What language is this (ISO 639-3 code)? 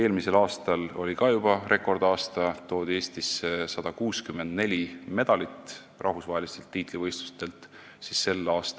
est